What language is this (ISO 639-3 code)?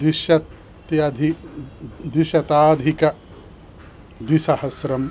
san